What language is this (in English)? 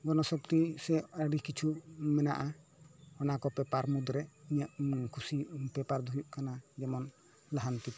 Santali